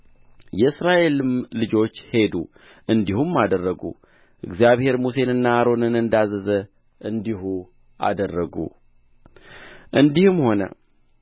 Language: Amharic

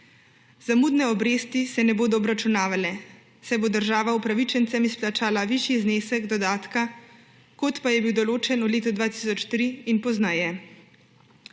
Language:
Slovenian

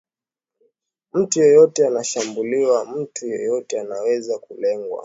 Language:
Swahili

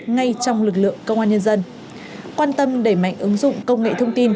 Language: Vietnamese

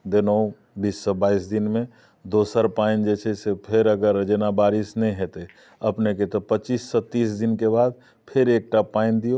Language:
Maithili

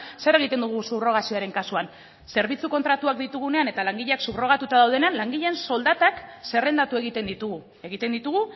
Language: Basque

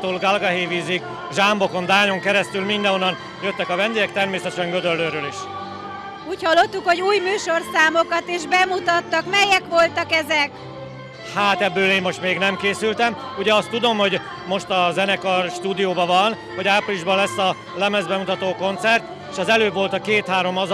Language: Hungarian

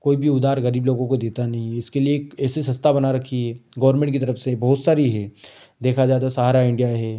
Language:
Hindi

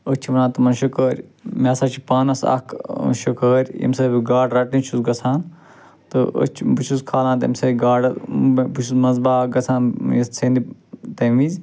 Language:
Kashmiri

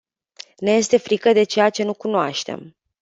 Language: Romanian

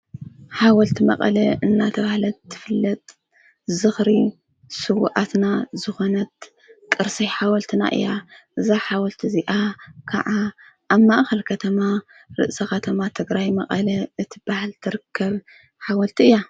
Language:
Tigrinya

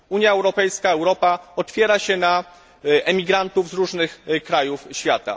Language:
Polish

